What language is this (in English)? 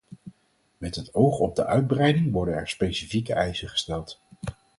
Dutch